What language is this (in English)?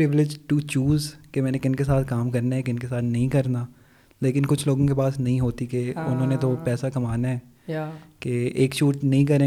Urdu